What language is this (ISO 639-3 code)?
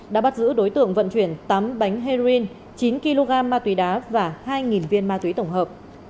vie